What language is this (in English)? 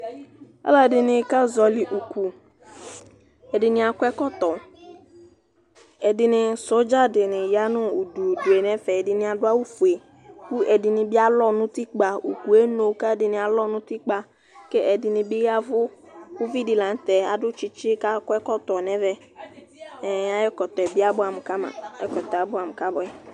Ikposo